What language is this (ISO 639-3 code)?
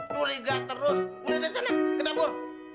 ind